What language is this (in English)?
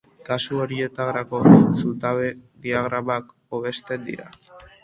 Basque